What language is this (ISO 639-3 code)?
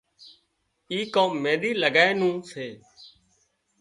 kxp